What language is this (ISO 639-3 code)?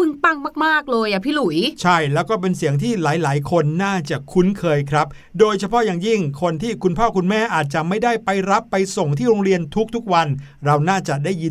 tha